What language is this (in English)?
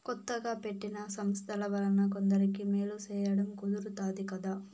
Telugu